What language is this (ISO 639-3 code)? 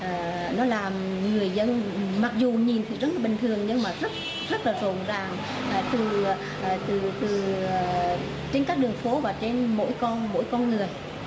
vie